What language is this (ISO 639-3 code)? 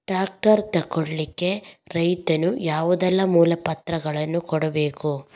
kan